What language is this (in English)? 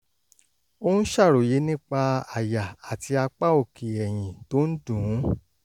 Yoruba